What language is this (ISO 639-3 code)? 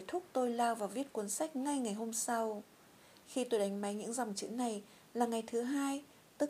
vie